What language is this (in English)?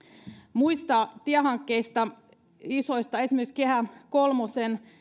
Finnish